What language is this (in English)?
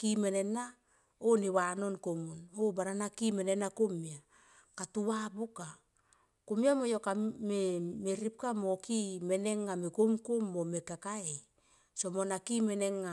Tomoip